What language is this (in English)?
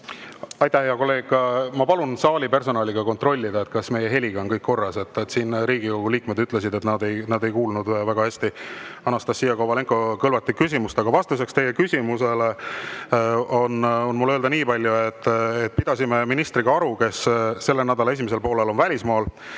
Estonian